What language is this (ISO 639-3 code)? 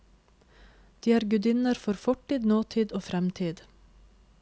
nor